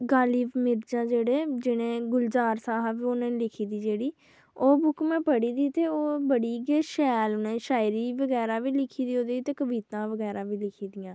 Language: Dogri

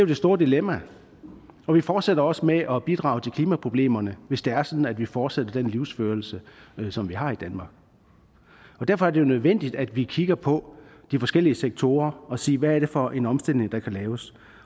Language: Danish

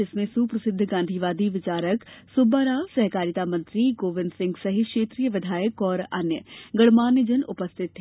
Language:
Hindi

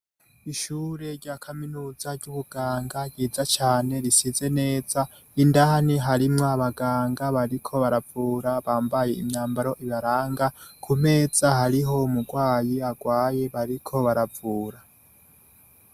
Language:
Rundi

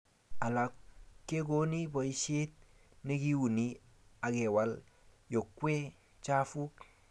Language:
Kalenjin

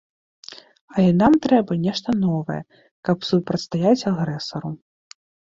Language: Belarusian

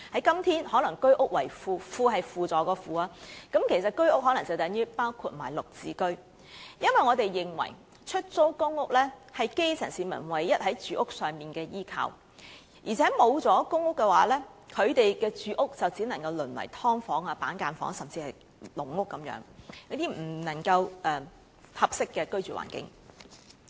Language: Cantonese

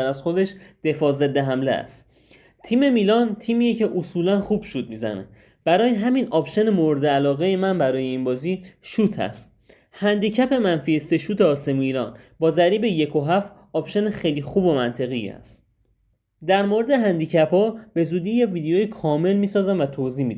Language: Persian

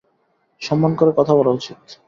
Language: Bangla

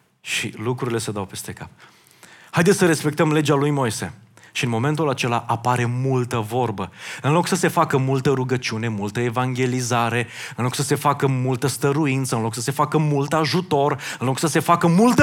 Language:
Romanian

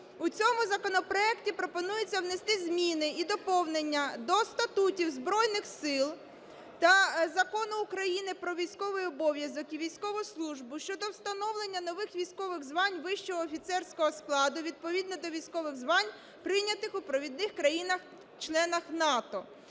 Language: Ukrainian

